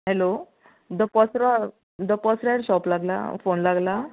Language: Konkani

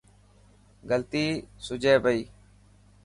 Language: Dhatki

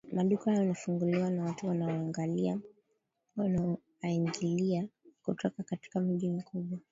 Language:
Swahili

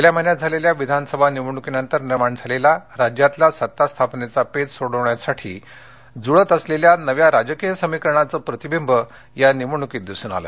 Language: Marathi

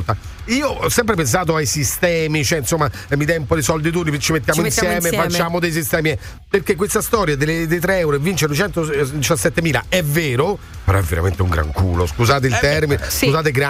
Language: Italian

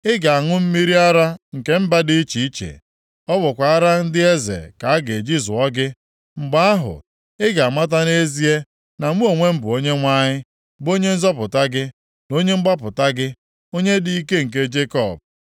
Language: Igbo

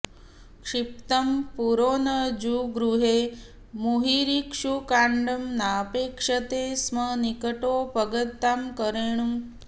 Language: Sanskrit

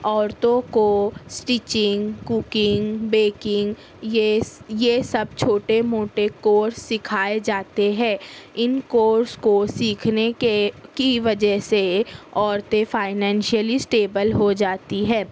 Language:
Urdu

